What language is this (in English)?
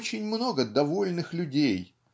Russian